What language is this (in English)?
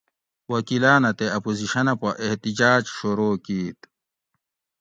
Gawri